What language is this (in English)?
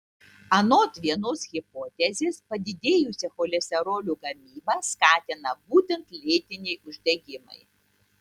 Lithuanian